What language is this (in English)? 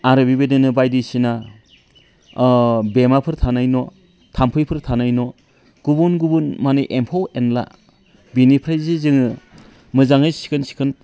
Bodo